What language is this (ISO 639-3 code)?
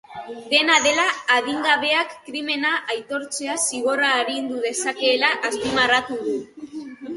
eus